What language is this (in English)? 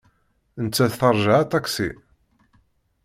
Kabyle